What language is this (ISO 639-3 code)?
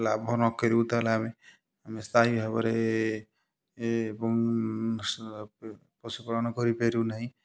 ori